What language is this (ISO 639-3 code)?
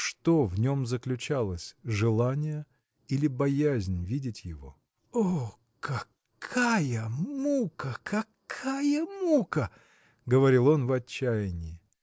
rus